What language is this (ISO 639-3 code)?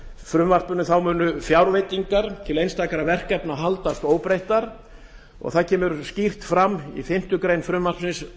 isl